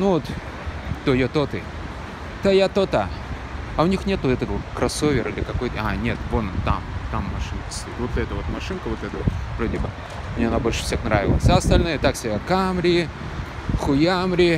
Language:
Russian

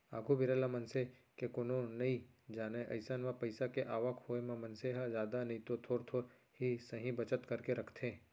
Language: Chhattisgarhi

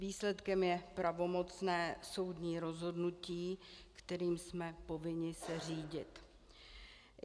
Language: Czech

